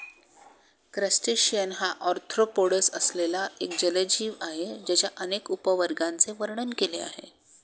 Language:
Marathi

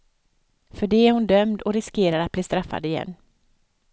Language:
Swedish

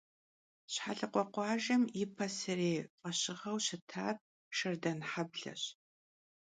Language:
Kabardian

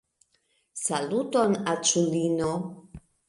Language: Esperanto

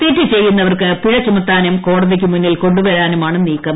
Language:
Malayalam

